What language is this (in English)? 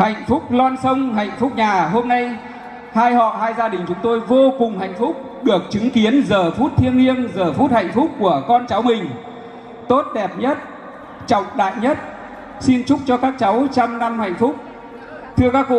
Vietnamese